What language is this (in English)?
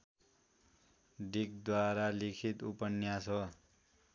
Nepali